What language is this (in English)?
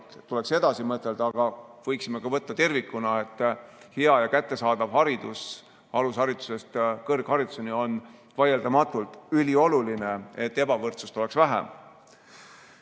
Estonian